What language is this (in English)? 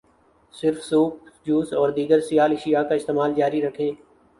Urdu